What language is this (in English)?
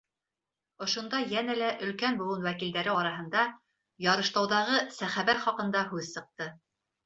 Bashkir